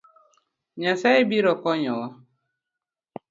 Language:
Luo (Kenya and Tanzania)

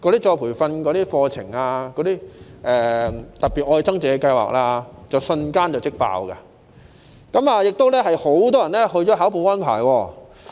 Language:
Cantonese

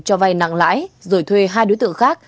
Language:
Vietnamese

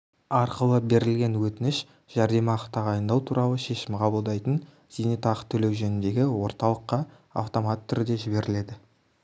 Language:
Kazakh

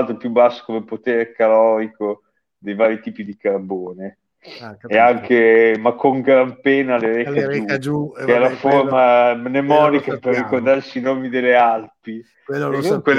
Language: Italian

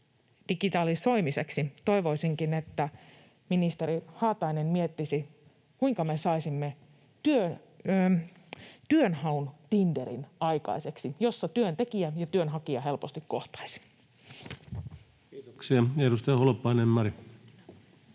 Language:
Finnish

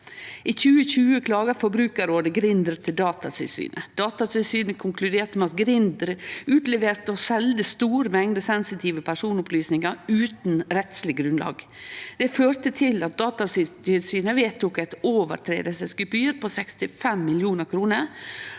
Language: Norwegian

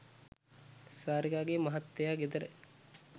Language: Sinhala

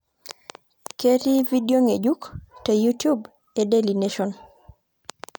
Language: Masai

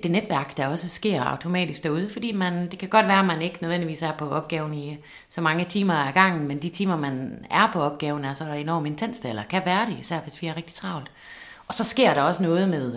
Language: Danish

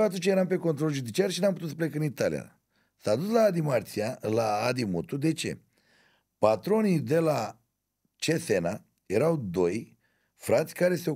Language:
Romanian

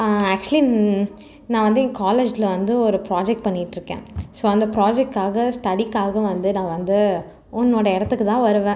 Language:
Tamil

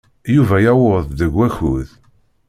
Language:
Kabyle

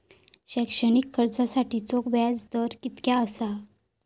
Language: Marathi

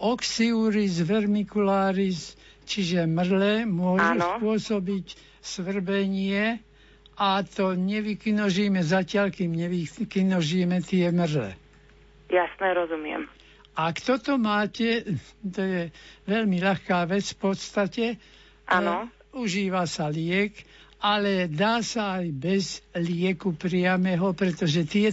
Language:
Slovak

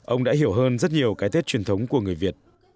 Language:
Vietnamese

